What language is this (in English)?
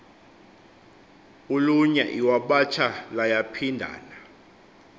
Xhosa